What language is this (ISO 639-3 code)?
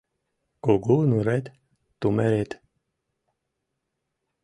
chm